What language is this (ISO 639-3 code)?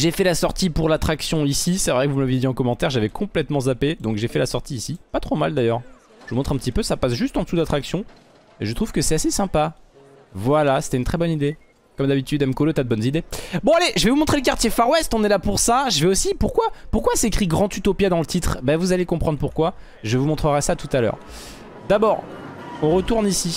fra